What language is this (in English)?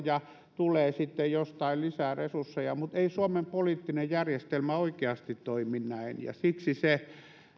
Finnish